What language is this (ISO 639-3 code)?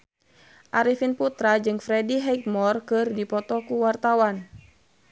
sun